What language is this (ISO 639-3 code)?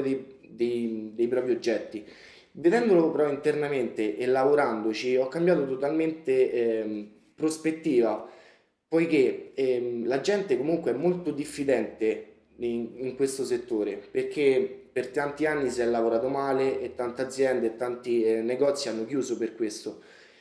ita